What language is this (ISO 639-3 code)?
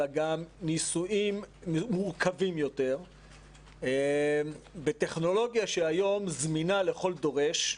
heb